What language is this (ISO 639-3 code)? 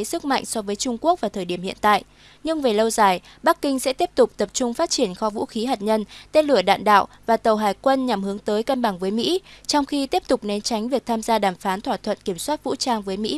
vie